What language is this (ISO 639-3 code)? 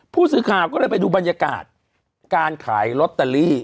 tha